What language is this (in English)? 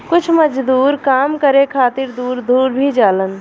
Bhojpuri